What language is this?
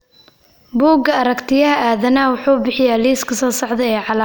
Somali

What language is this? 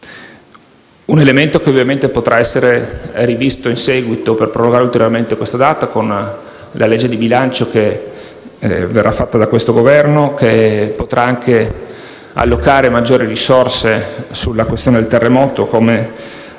Italian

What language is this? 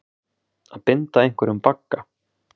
Icelandic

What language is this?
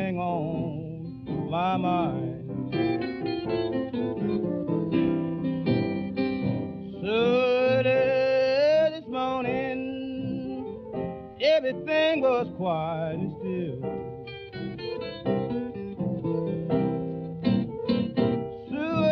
Turkish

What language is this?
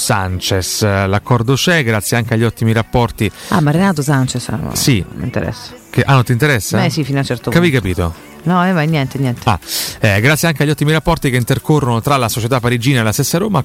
Italian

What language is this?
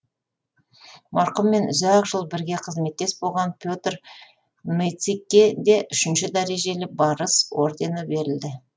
Kazakh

